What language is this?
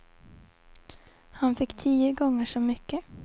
Swedish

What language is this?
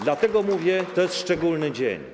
Polish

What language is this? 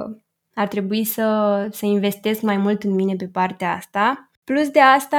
Romanian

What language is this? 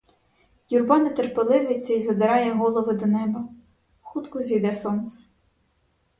Ukrainian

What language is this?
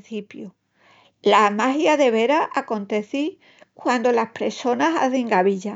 Extremaduran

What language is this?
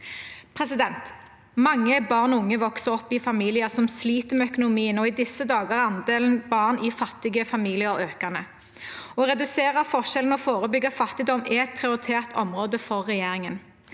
Norwegian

